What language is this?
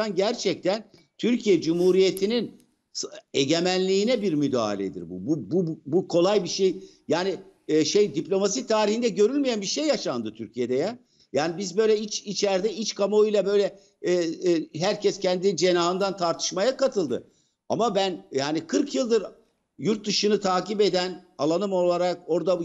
Turkish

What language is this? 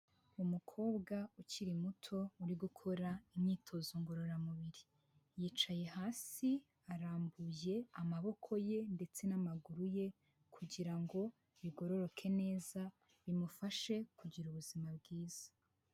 Kinyarwanda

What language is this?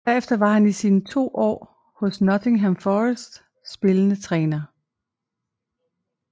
Danish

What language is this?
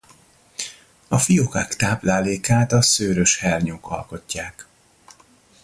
Hungarian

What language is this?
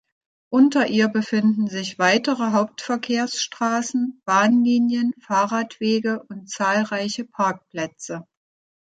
German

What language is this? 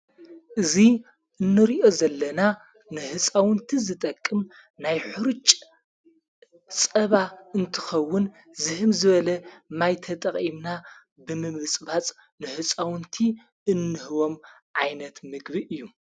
Tigrinya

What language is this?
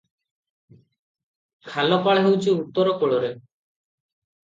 Odia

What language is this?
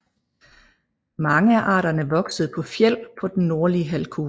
Danish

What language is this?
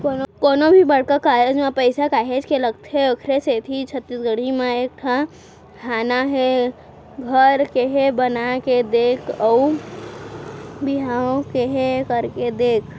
Chhattisgarhi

